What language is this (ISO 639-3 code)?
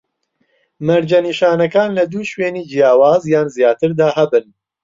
ckb